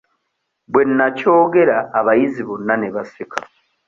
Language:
Ganda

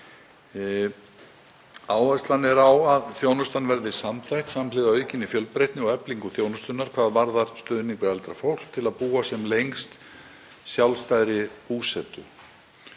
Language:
Icelandic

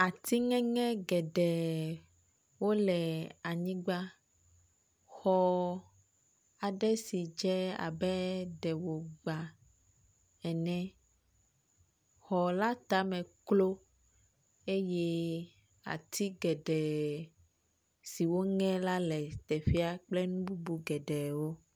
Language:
Ewe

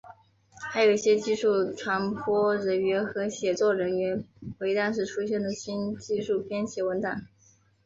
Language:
Chinese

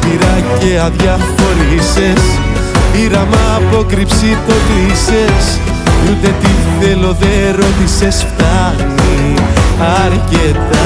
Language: Greek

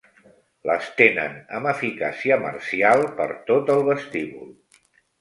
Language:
Catalan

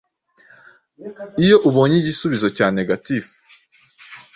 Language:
Kinyarwanda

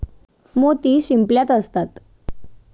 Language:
Marathi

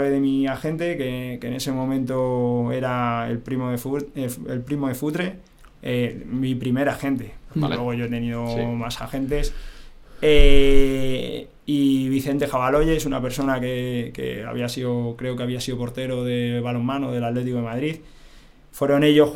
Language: Spanish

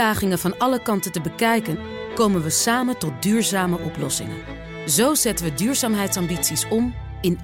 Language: Dutch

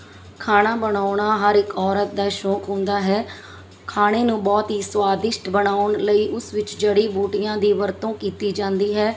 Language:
Punjabi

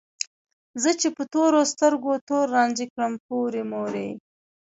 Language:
Pashto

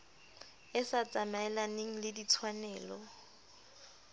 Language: Southern Sotho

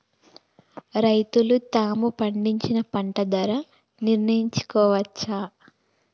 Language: Telugu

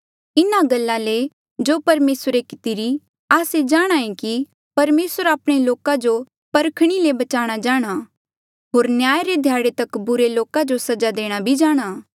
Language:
Mandeali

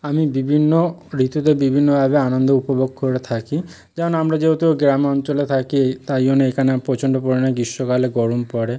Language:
Bangla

